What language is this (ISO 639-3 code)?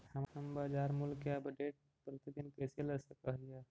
mag